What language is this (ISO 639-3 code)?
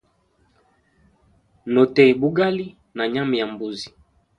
hem